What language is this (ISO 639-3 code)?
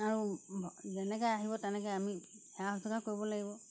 asm